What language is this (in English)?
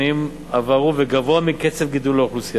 Hebrew